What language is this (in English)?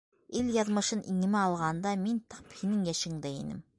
Bashkir